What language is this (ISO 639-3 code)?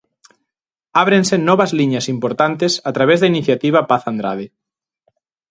glg